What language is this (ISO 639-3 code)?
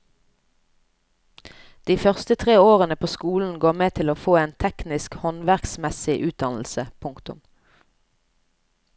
nor